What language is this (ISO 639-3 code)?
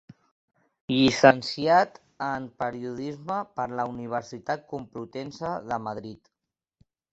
cat